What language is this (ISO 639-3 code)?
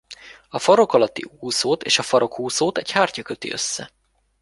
hun